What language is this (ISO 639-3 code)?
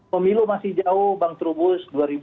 ind